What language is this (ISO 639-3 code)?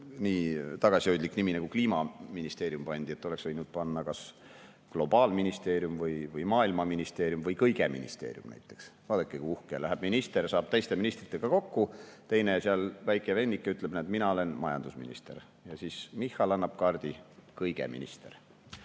est